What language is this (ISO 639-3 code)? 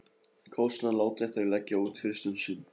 isl